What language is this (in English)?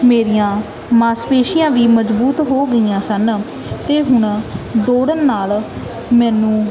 Punjabi